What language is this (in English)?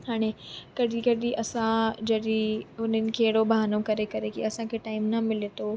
Sindhi